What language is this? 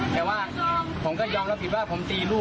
Thai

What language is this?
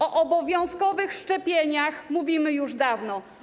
Polish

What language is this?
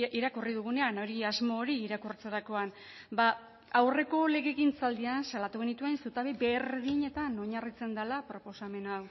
Basque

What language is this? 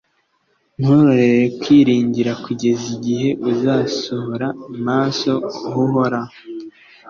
Kinyarwanda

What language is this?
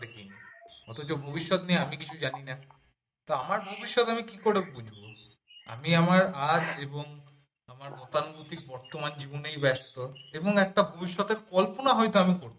Bangla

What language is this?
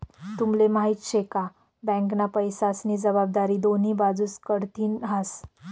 Marathi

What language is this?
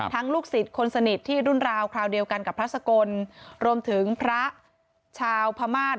Thai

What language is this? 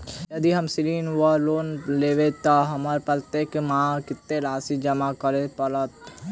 Maithili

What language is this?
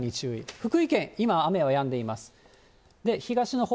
Japanese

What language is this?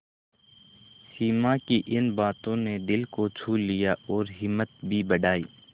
Hindi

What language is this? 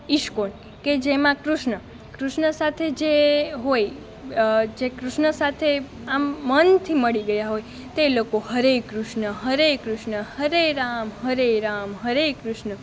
Gujarati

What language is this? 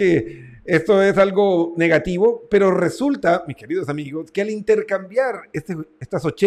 Spanish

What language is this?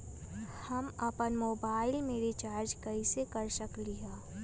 Magahi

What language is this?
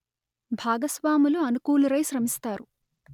Telugu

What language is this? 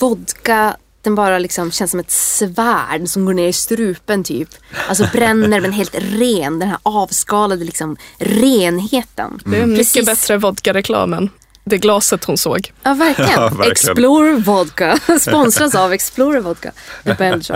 Swedish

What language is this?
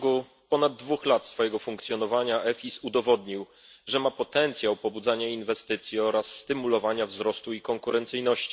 Polish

